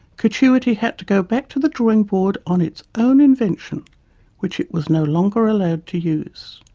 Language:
English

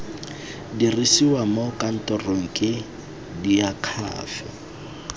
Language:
Tswana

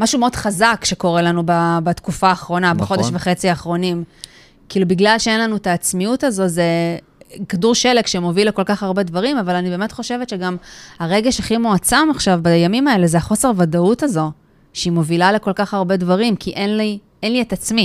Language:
Hebrew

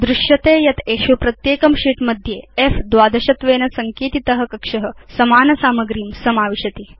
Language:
Sanskrit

